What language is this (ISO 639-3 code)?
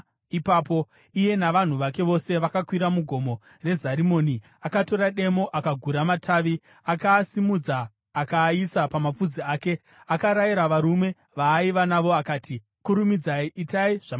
sna